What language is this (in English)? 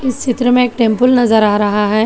Hindi